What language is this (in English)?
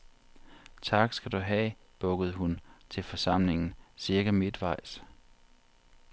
Danish